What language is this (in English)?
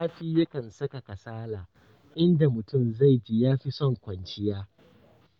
Hausa